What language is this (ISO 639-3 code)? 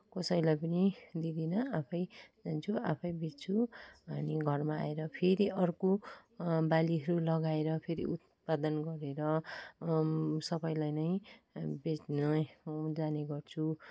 nep